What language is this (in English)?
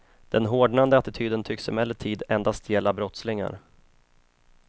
Swedish